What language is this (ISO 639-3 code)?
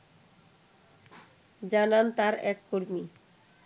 ben